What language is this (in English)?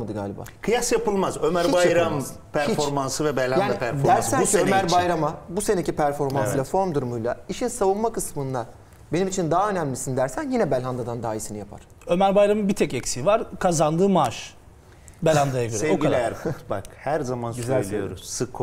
Turkish